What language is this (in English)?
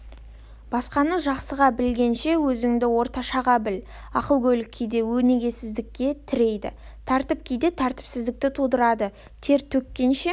Kazakh